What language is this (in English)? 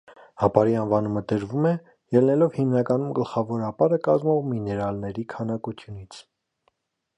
Armenian